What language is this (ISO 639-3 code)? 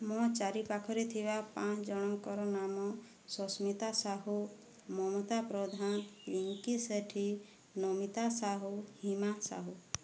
ori